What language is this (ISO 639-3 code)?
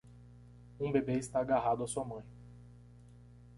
por